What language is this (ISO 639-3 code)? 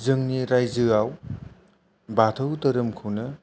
brx